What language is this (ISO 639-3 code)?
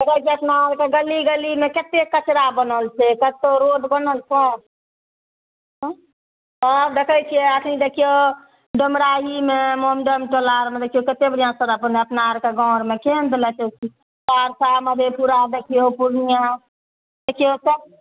mai